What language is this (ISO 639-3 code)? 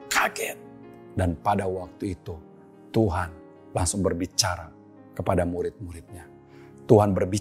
ind